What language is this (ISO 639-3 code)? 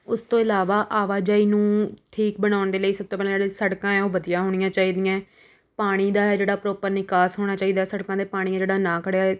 pan